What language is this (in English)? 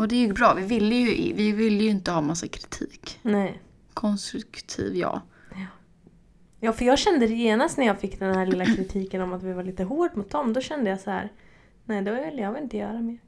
Swedish